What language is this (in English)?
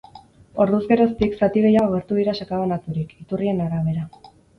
Basque